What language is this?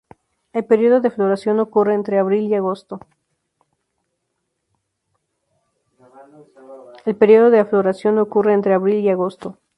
Spanish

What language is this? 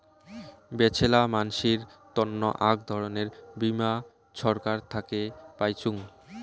Bangla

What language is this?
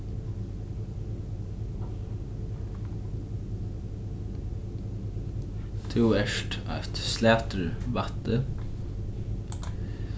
Faroese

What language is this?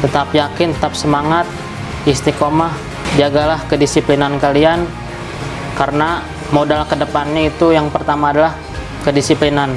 Indonesian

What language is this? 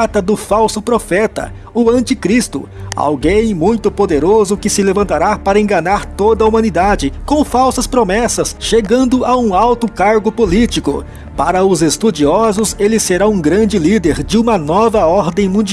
Portuguese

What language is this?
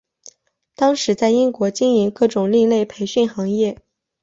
Chinese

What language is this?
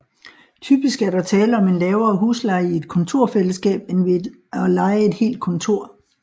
Danish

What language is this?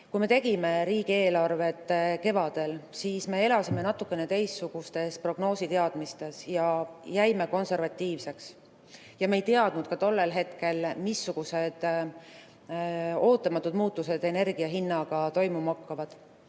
Estonian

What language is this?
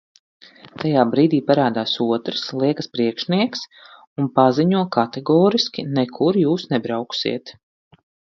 Latvian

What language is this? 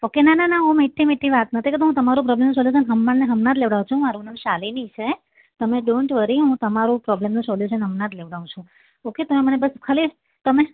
Gujarati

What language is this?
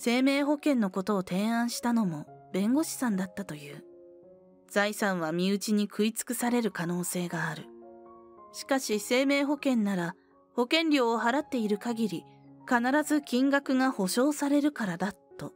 Japanese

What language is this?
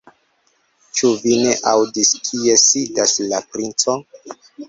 Esperanto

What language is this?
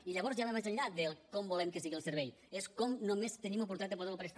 Catalan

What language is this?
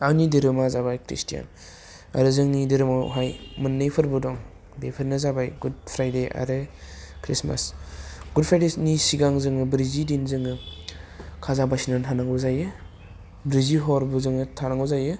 Bodo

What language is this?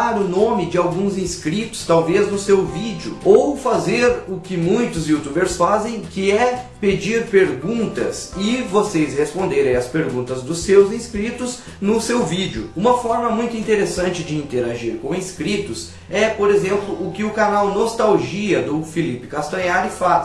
Portuguese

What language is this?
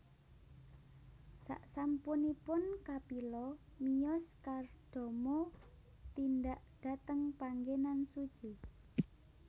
Javanese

